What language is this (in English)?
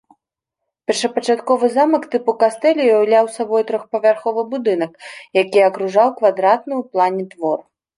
Belarusian